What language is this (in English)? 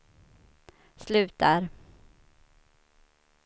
Swedish